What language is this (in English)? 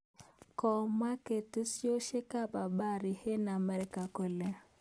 Kalenjin